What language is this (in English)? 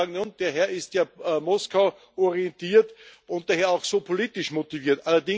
German